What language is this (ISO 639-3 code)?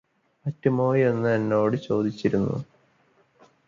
mal